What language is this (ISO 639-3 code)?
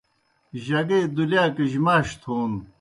plk